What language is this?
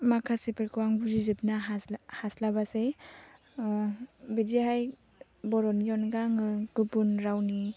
Bodo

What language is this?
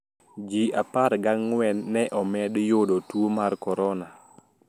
Luo (Kenya and Tanzania)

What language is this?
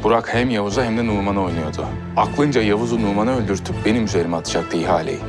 Turkish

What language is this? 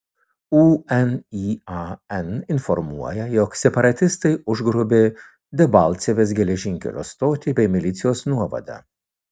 Lithuanian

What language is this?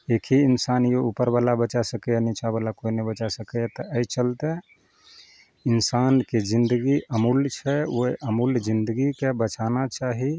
Maithili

